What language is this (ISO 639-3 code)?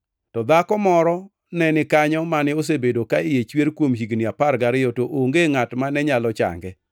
luo